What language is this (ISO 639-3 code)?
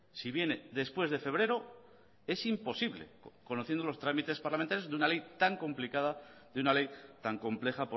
spa